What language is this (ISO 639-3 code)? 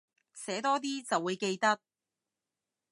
yue